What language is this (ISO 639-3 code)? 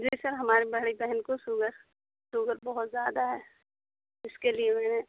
urd